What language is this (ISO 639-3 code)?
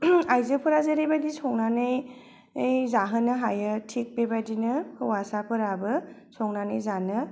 brx